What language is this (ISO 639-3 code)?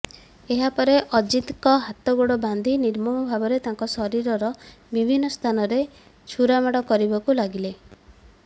ori